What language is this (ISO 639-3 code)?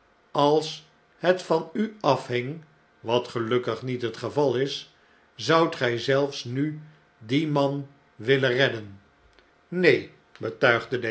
nld